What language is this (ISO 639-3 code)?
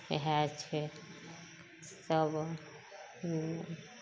mai